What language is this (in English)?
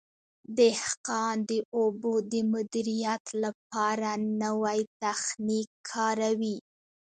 Pashto